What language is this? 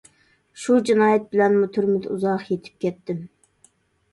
Uyghur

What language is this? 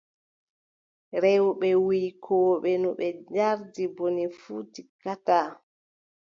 Adamawa Fulfulde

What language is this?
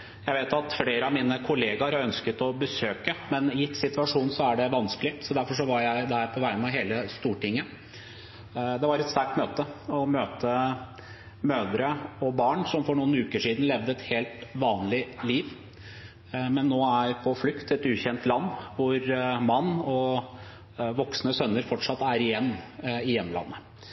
Norwegian Bokmål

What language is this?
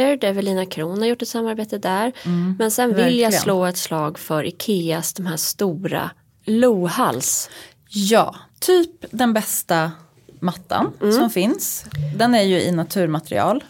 Swedish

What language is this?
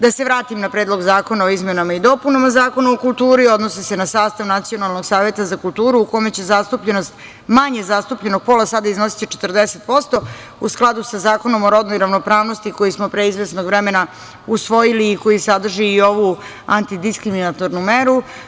Serbian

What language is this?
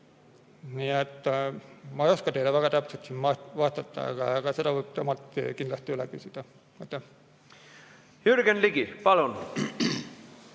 Estonian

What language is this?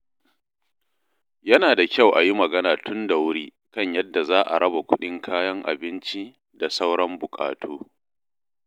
Hausa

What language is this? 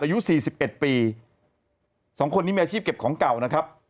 Thai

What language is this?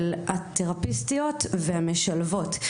Hebrew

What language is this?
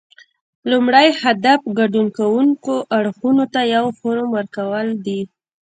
Pashto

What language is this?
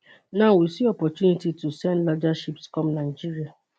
Nigerian Pidgin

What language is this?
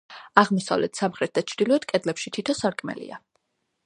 Georgian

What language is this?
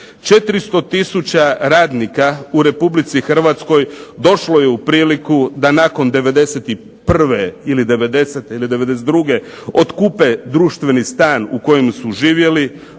Croatian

